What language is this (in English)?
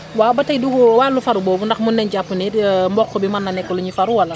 Wolof